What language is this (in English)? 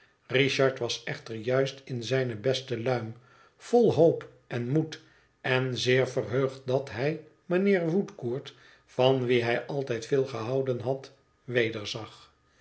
Dutch